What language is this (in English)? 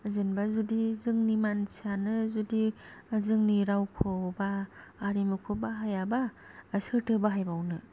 Bodo